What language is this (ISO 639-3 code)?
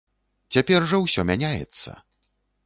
bel